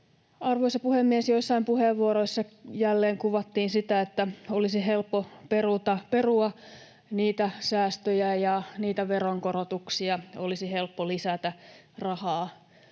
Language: Finnish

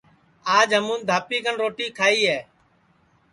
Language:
Sansi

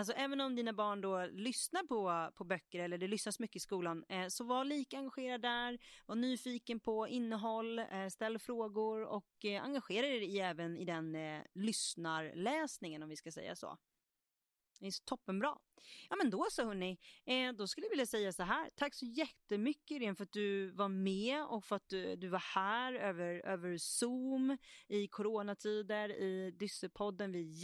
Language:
Swedish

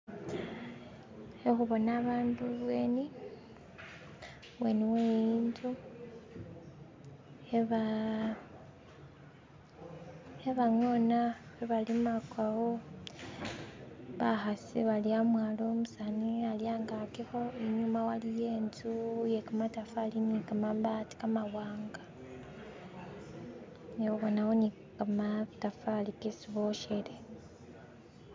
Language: Masaaba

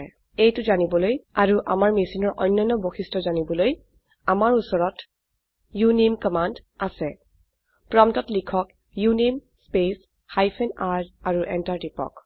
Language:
Assamese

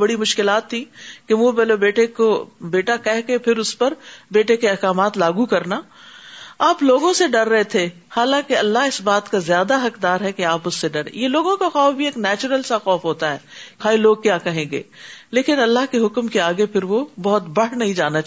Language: Urdu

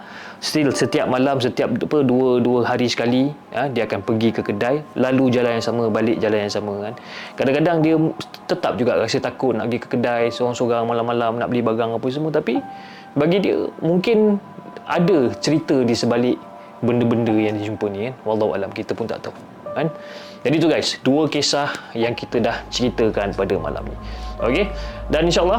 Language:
Malay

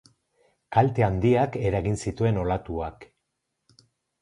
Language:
Basque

